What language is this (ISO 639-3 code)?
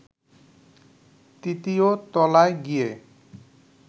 ben